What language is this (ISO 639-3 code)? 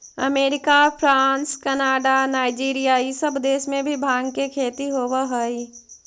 mag